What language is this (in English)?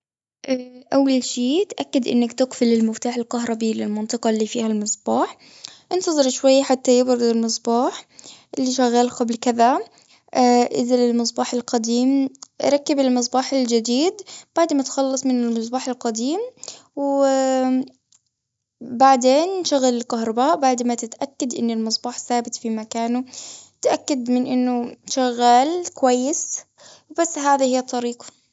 Gulf Arabic